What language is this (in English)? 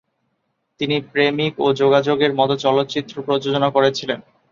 Bangla